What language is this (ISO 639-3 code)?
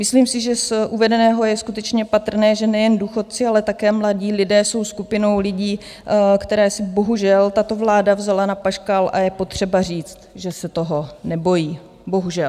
ces